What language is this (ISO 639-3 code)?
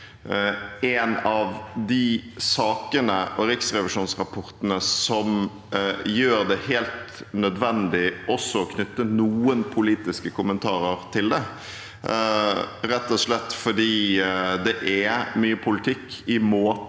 nor